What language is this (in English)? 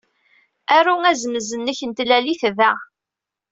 Kabyle